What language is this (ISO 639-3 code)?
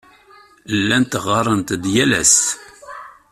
kab